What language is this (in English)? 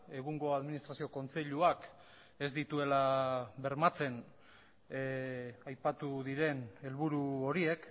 Basque